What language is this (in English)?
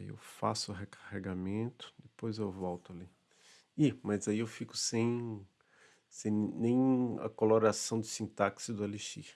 Portuguese